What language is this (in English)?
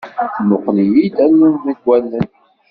Kabyle